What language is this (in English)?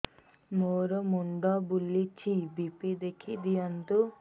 Odia